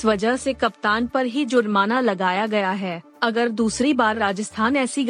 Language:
Hindi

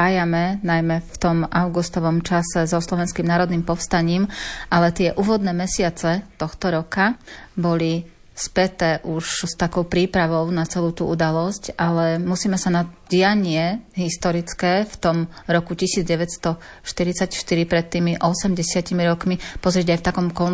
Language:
Slovak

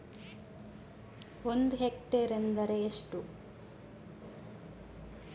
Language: Kannada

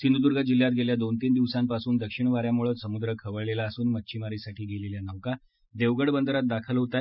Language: Marathi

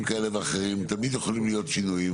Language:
Hebrew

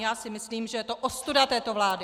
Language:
Czech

